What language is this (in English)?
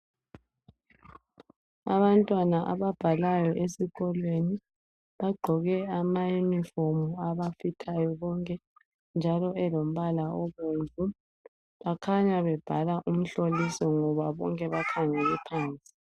North Ndebele